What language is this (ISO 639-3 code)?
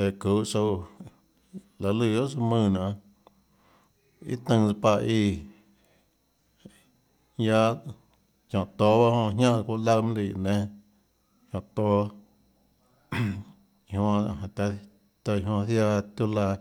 ctl